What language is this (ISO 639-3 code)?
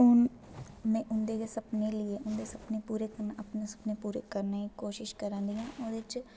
doi